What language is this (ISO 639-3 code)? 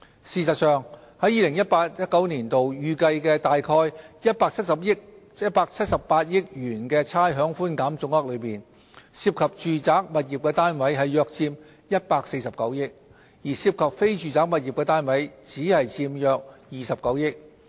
yue